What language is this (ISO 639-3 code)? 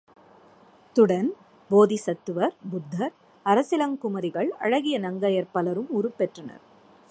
tam